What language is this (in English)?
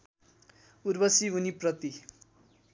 Nepali